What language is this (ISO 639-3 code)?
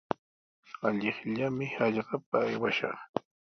qws